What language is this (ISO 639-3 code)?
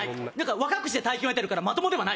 jpn